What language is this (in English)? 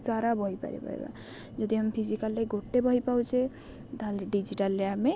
Odia